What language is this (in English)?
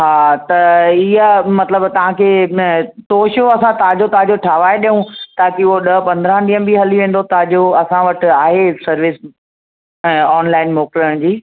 Sindhi